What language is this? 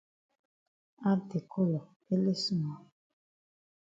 Cameroon Pidgin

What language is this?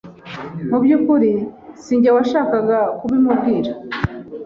Kinyarwanda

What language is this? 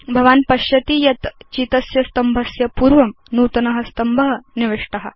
Sanskrit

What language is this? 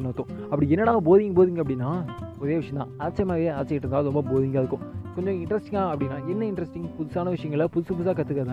Tamil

